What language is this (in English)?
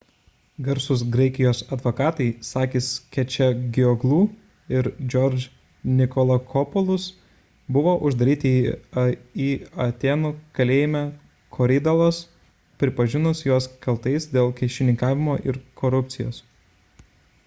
Lithuanian